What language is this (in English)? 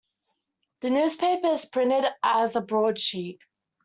English